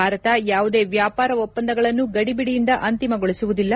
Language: Kannada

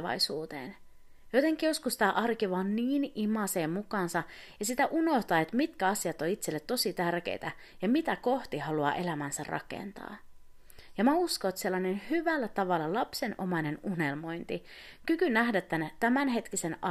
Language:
Finnish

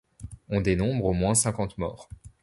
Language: French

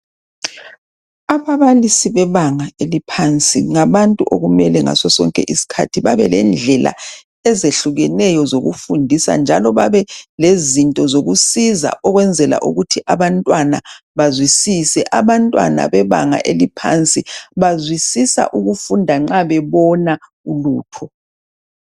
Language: North Ndebele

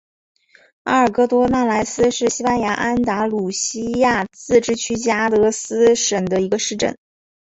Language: Chinese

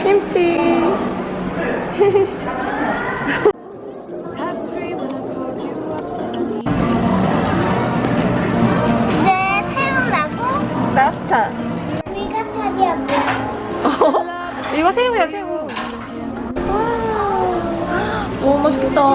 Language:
Korean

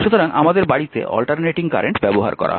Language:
Bangla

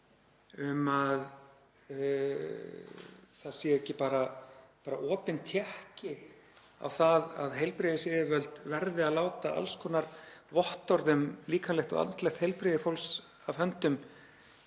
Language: Icelandic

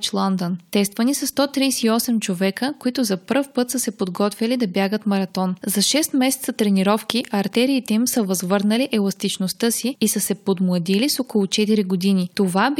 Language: Bulgarian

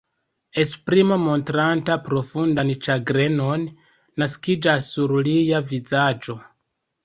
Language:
Esperanto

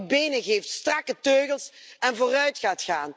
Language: Dutch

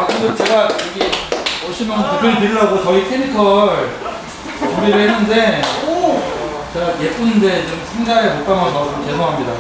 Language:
Korean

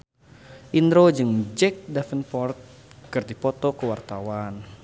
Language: Sundanese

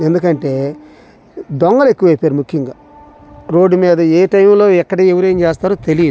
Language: Telugu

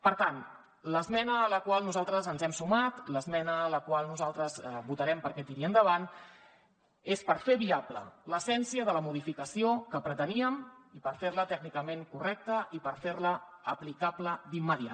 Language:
Catalan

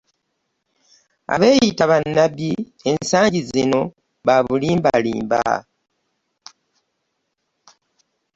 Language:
Ganda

